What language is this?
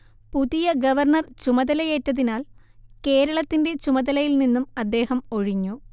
Malayalam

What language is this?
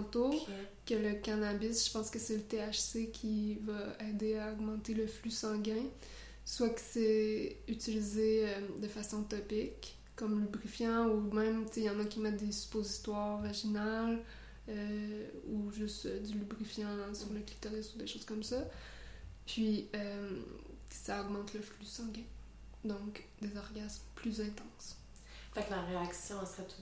French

